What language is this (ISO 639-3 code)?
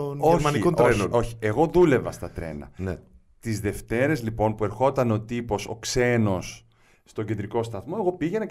ell